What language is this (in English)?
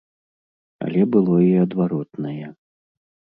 Belarusian